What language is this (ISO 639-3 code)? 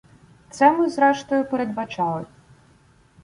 ukr